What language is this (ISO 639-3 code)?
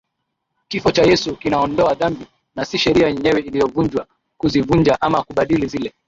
swa